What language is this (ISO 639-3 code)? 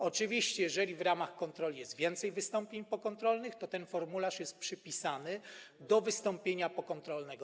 pol